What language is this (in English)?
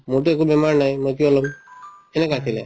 Assamese